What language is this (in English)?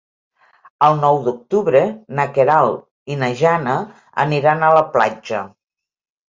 Catalan